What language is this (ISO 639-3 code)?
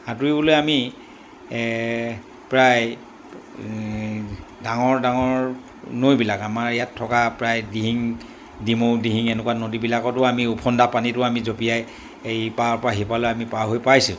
asm